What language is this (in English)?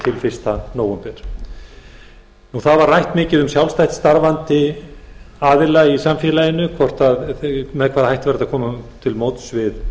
Icelandic